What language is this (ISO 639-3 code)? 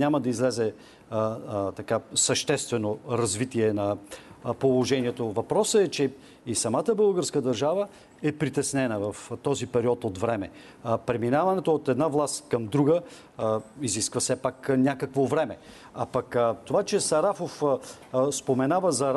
bul